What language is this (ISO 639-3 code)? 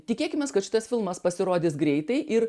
lit